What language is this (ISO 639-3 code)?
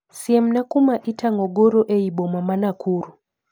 luo